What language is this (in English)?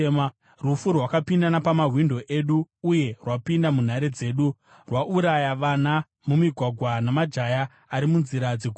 Shona